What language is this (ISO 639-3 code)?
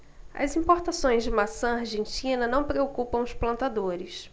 por